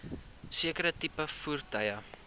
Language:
Afrikaans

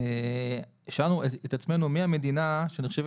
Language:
Hebrew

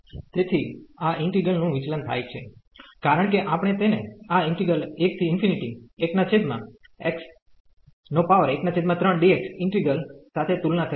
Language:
Gujarati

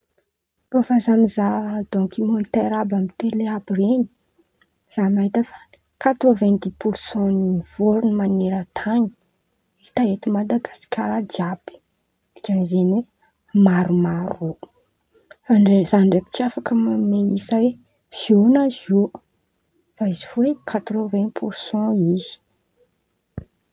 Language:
Antankarana Malagasy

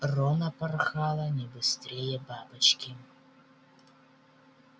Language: Russian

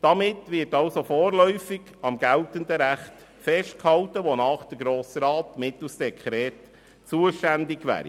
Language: Swiss German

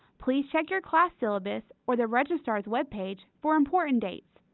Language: English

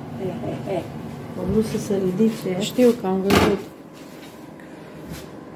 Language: Romanian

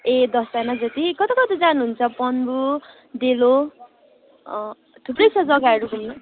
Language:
Nepali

